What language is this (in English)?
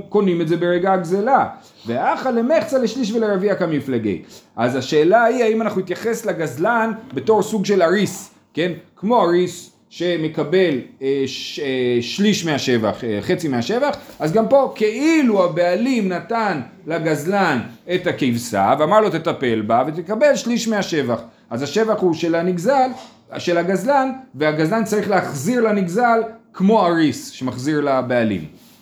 Hebrew